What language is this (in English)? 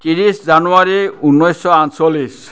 Assamese